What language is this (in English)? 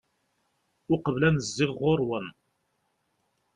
Kabyle